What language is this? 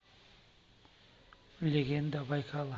Russian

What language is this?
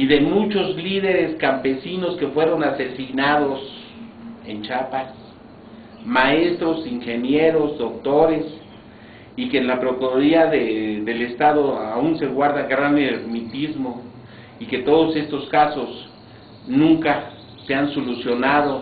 Spanish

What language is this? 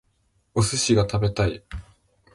Japanese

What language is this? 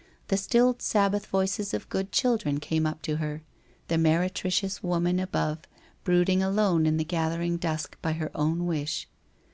English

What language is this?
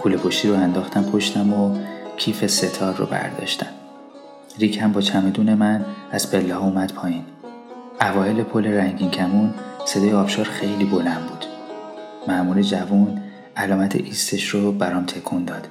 Persian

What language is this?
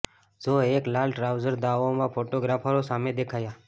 Gujarati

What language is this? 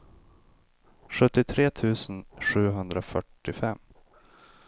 Swedish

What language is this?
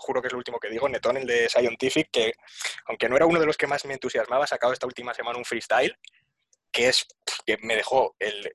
Spanish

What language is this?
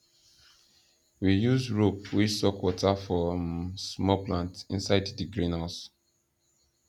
Nigerian Pidgin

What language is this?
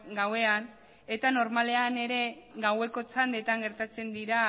Basque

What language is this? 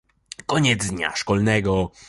Polish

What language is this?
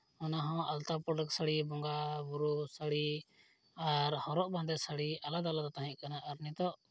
Santali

